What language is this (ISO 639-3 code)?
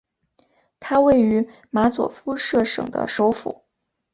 zho